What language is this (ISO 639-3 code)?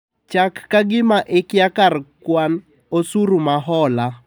luo